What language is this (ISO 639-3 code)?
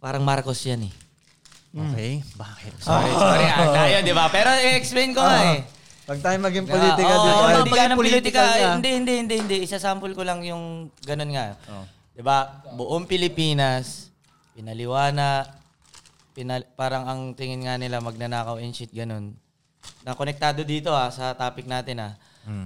fil